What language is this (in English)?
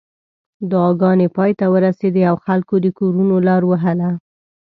Pashto